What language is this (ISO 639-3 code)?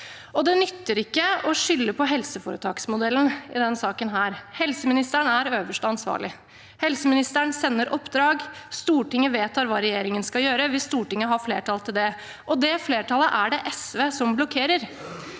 nor